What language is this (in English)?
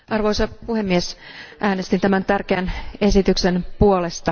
Finnish